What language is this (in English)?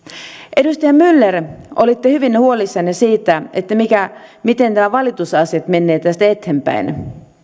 Finnish